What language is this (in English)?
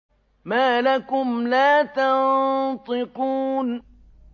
Arabic